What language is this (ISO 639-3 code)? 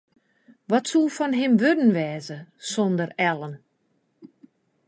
fry